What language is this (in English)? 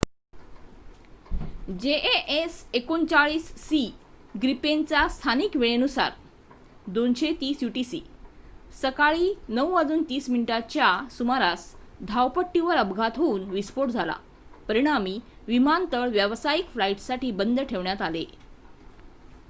Marathi